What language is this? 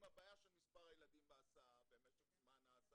Hebrew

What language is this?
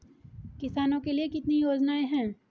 Hindi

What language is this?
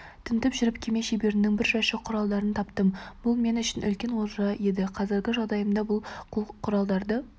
Kazakh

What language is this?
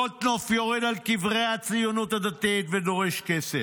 Hebrew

